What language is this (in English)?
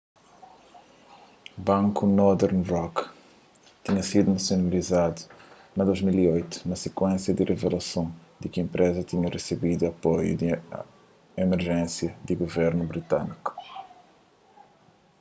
Kabuverdianu